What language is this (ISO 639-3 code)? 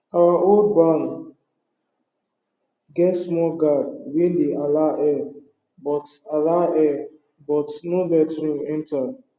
pcm